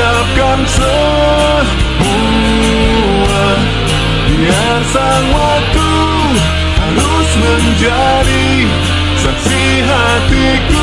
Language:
Indonesian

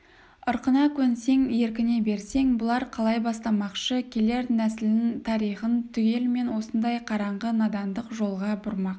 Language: Kazakh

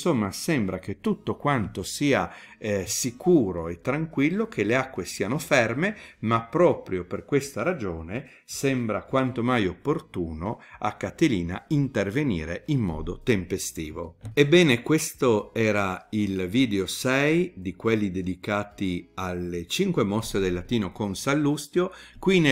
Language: Italian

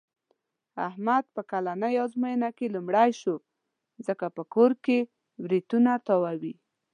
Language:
Pashto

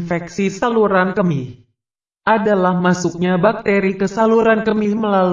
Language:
Indonesian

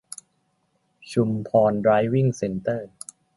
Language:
Thai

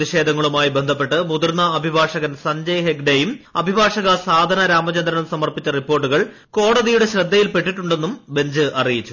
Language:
Malayalam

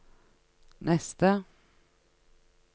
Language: Norwegian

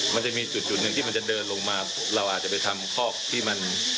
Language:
Thai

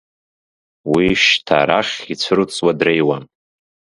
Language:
Abkhazian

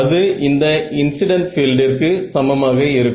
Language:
Tamil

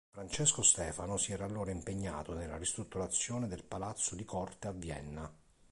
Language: Italian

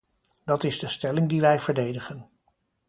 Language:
Dutch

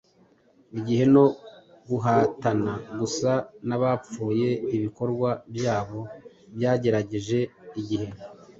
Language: Kinyarwanda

